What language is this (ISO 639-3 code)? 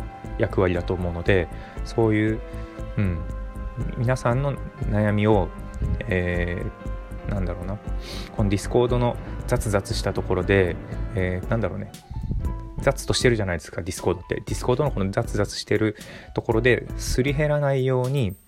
jpn